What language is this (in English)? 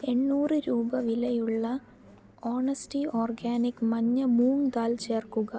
Malayalam